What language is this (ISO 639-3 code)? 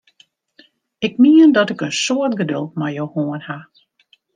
fry